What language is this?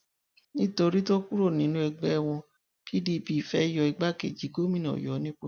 Yoruba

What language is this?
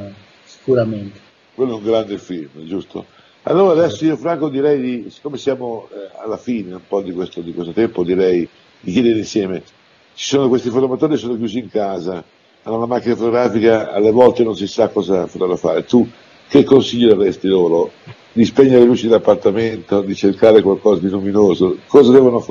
Italian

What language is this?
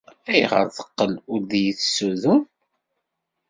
Kabyle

